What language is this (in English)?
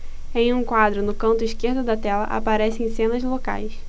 Portuguese